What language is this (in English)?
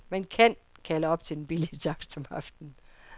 Danish